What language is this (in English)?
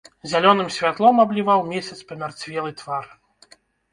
Belarusian